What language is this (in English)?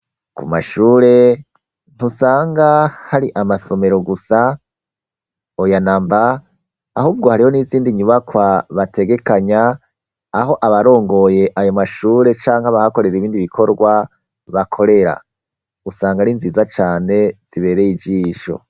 Rundi